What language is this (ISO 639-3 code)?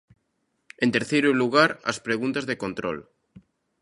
glg